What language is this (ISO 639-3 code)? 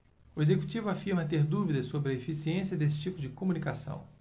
por